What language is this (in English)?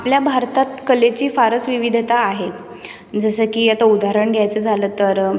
Marathi